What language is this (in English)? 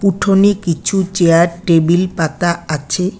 Bangla